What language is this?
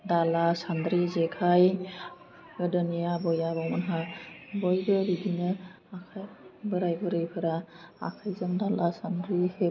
Bodo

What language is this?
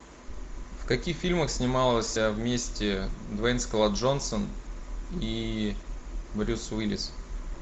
Russian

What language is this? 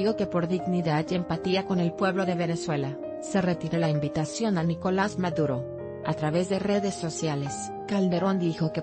Spanish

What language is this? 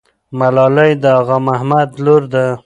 Pashto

